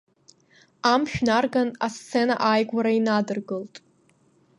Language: Abkhazian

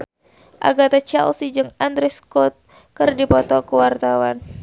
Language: Sundanese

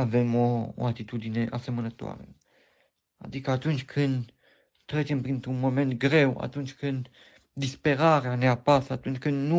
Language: Romanian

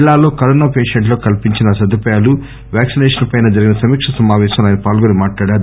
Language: Telugu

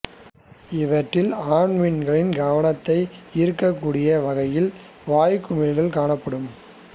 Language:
Tamil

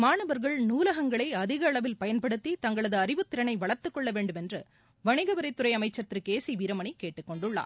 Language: Tamil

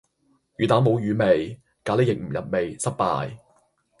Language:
Cantonese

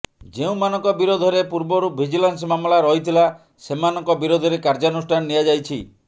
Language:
Odia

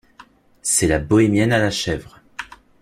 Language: French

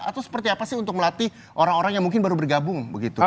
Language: Indonesian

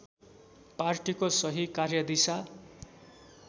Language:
Nepali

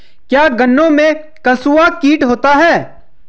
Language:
Hindi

